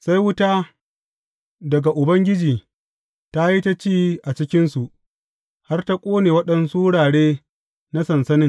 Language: Hausa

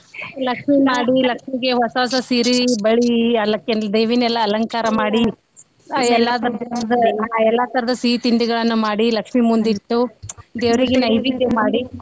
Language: Kannada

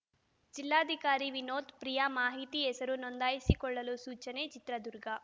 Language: Kannada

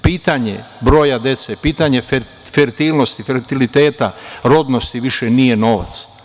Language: Serbian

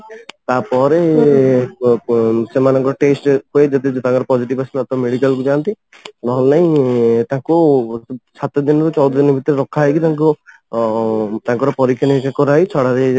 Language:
Odia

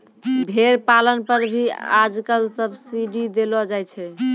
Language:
Maithili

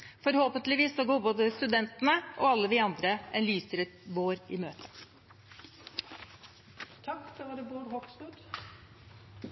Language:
Norwegian Bokmål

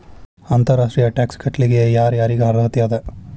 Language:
Kannada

